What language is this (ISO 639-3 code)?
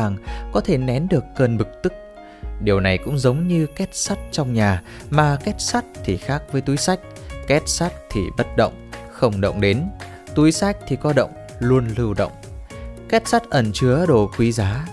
vie